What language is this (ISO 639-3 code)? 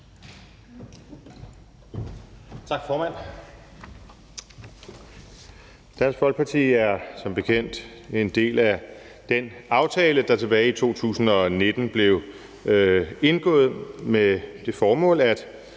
dan